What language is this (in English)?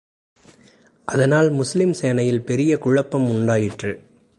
Tamil